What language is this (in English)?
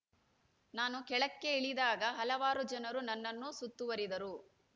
Kannada